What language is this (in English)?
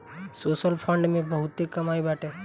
Bhojpuri